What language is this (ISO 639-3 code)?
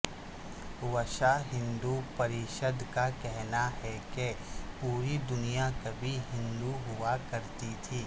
urd